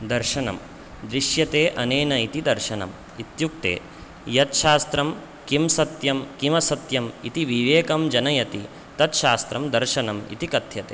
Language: Sanskrit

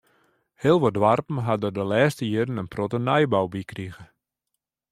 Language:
Western Frisian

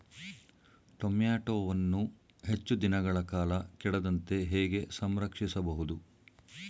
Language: Kannada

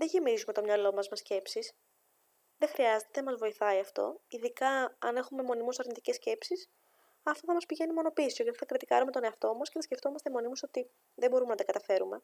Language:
Greek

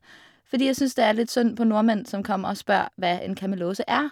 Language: Norwegian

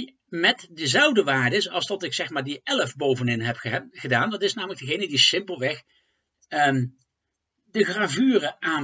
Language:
Dutch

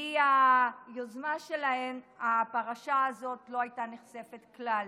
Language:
Hebrew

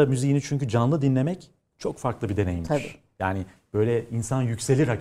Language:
Turkish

